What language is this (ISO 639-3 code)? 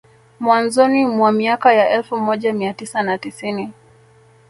swa